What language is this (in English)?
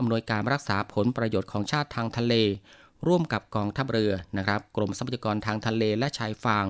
Thai